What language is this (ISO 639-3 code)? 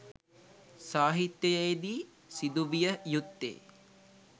sin